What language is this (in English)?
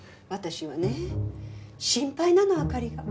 Japanese